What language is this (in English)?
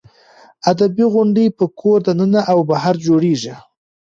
Pashto